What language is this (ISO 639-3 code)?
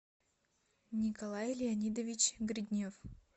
rus